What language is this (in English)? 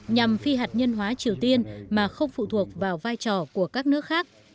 Vietnamese